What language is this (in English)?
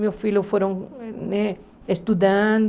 Portuguese